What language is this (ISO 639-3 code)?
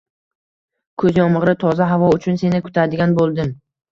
uzb